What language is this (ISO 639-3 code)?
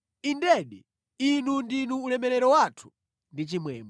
nya